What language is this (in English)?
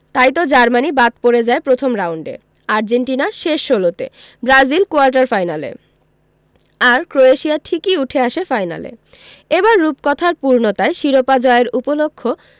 Bangla